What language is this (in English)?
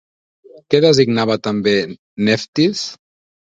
Catalan